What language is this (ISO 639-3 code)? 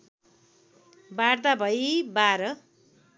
nep